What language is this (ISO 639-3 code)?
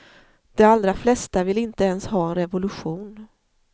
swe